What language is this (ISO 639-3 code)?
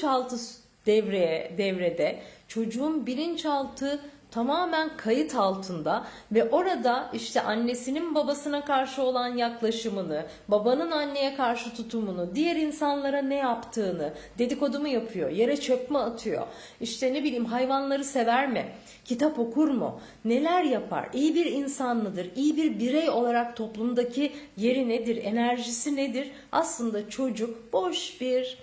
tur